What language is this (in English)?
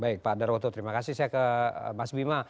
Indonesian